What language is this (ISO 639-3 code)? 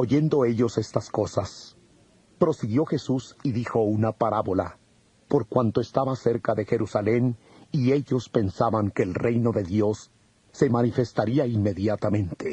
spa